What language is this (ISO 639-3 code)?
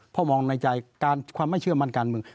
tha